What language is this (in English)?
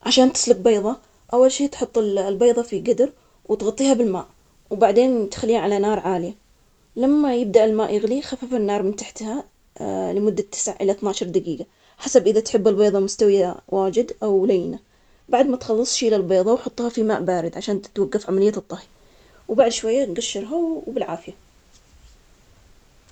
Omani Arabic